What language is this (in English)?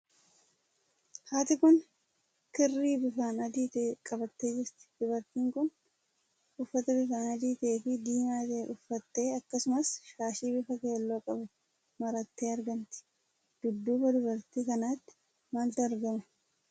Oromo